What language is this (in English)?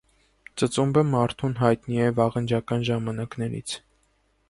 Armenian